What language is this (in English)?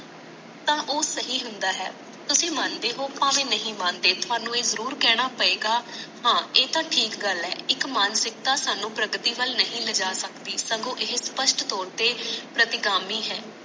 Punjabi